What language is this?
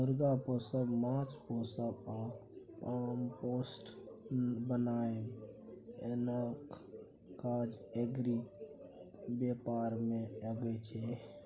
Maithili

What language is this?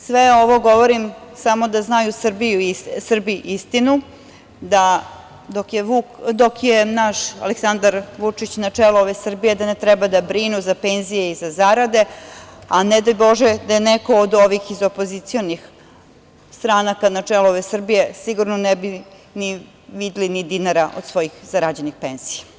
Serbian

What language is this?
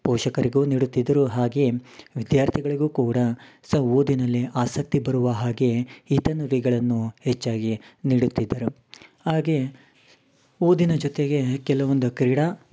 Kannada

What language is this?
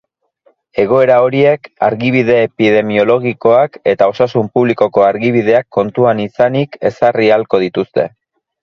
Basque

